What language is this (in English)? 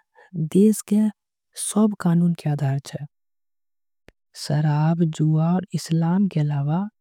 Angika